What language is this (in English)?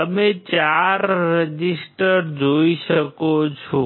Gujarati